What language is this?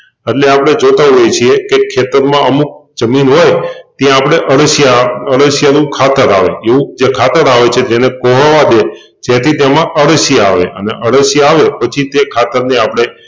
Gujarati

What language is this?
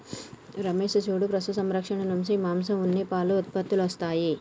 Telugu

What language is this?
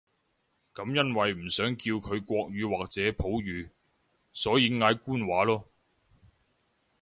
Cantonese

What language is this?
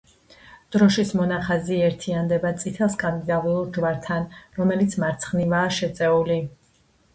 Georgian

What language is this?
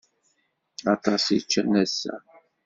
Kabyle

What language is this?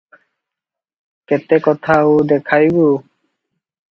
Odia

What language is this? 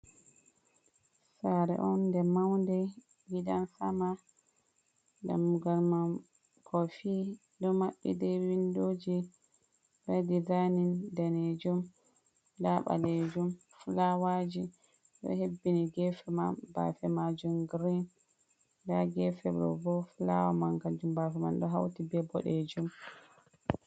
Fula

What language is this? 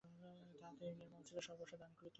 Bangla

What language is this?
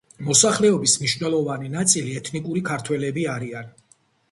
Georgian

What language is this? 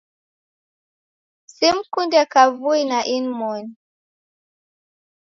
Taita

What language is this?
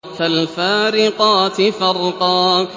Arabic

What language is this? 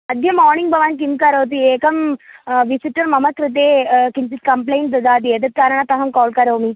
Sanskrit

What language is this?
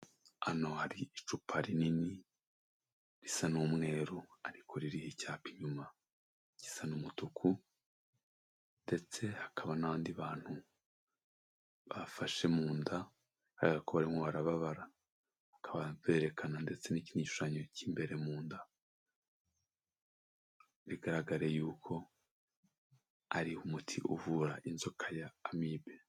Kinyarwanda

